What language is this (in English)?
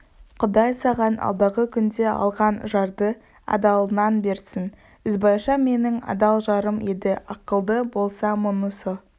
Kazakh